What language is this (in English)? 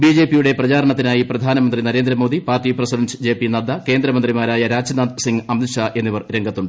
Malayalam